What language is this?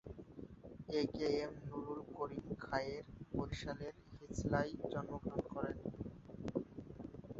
Bangla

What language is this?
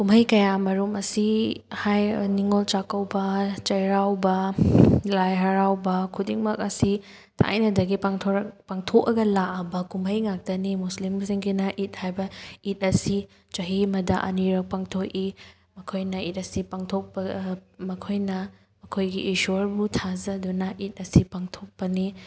Manipuri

